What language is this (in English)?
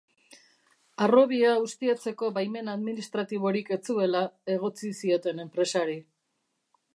Basque